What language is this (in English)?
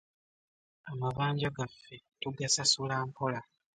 Ganda